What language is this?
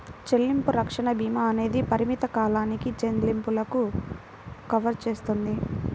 Telugu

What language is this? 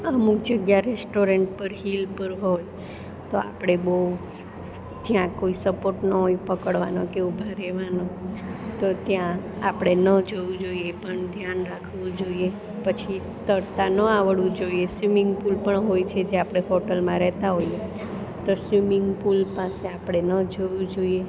Gujarati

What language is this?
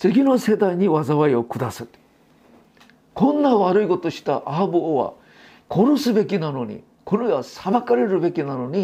Japanese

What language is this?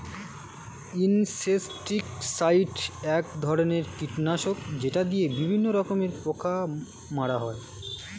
Bangla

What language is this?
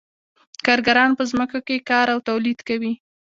Pashto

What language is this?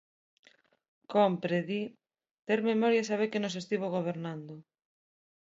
Galician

